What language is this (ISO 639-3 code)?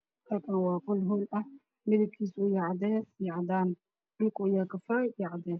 som